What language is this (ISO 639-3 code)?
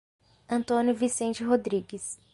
por